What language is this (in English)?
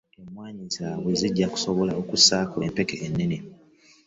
Ganda